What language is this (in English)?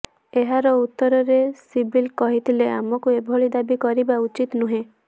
Odia